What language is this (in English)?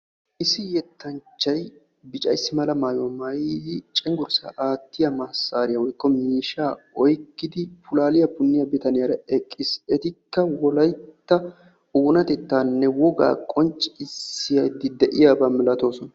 Wolaytta